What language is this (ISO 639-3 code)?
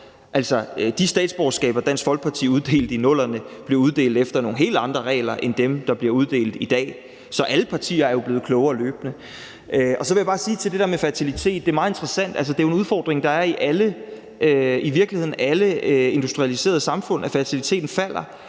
dan